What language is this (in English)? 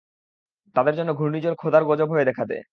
Bangla